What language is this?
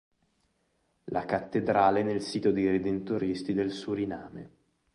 Italian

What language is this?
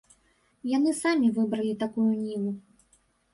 Belarusian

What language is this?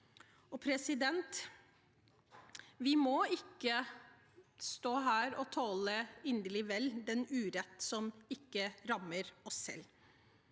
Norwegian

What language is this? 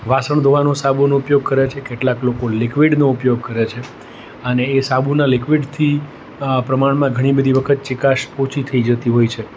Gujarati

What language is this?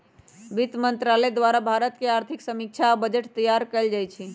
Magahi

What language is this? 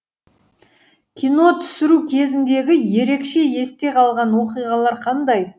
Kazakh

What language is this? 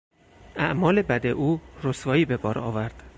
Persian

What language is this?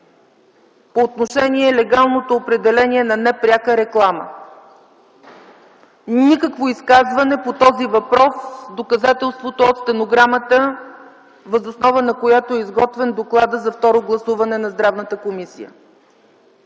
Bulgarian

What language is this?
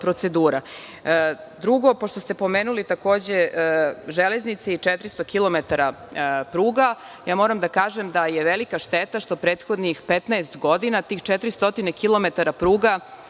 Serbian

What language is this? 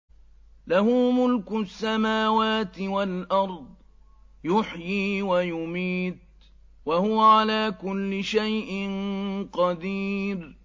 Arabic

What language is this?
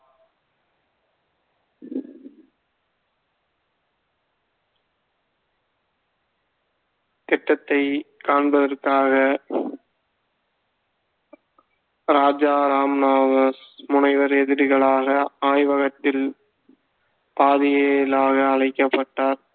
Tamil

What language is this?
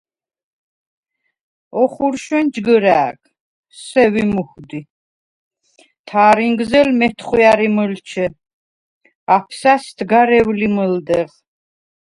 Svan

